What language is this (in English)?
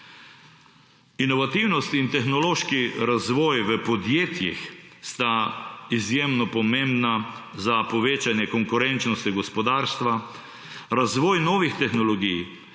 Slovenian